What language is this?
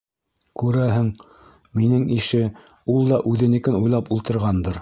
Bashkir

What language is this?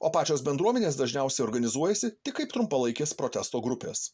Lithuanian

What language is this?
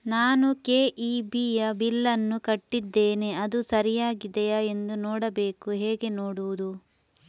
Kannada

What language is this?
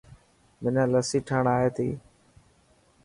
Dhatki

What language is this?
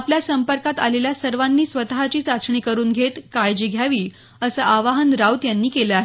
Marathi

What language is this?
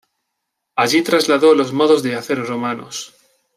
Spanish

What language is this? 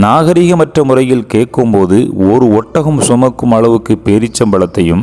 Tamil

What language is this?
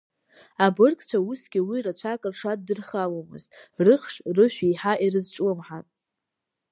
Abkhazian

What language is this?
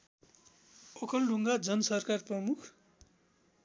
Nepali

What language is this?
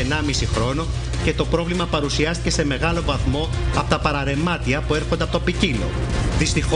Greek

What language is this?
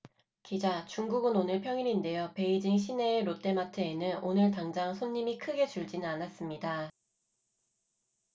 Korean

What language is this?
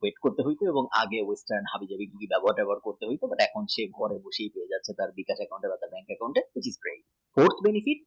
Bangla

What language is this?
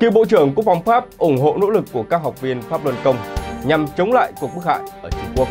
Vietnamese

